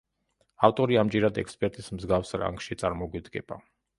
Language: Georgian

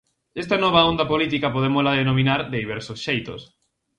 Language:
Galician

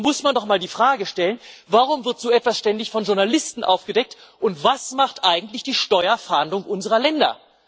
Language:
German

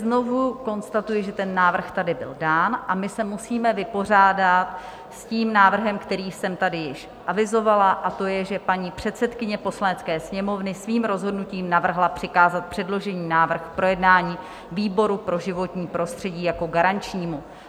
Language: Czech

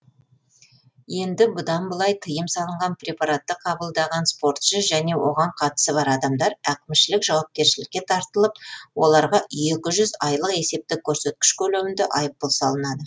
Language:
Kazakh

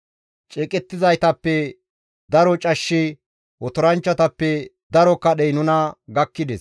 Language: Gamo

